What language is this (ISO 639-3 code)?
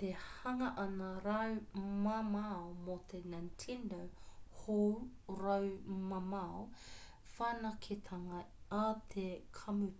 mri